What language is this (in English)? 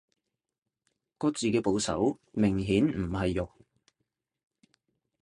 Cantonese